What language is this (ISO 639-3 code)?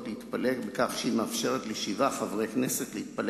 heb